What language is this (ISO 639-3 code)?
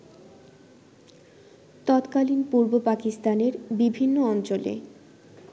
ben